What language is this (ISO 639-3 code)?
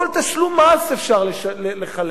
heb